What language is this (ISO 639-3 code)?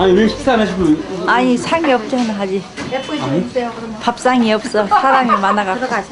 kor